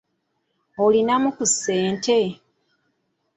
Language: Ganda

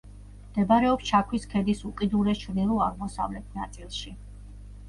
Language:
Georgian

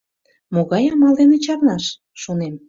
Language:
Mari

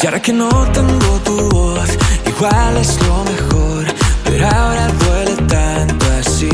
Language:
Dutch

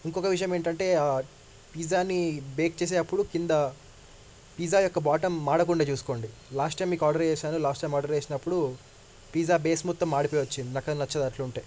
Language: Telugu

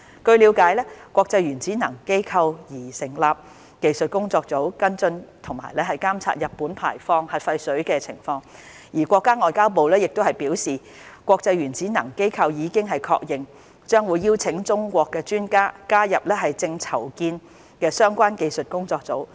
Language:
Cantonese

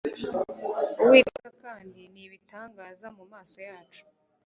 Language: Kinyarwanda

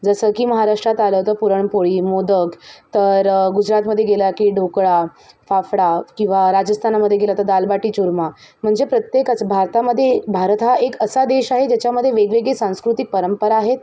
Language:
Marathi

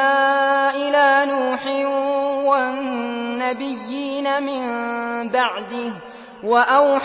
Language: Arabic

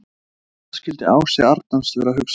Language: Icelandic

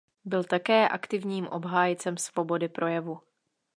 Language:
Czech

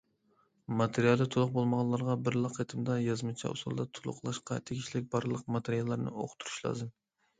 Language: Uyghur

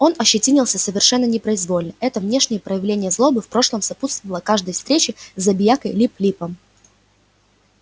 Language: Russian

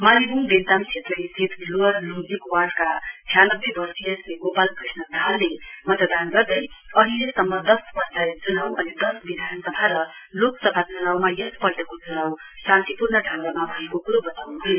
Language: Nepali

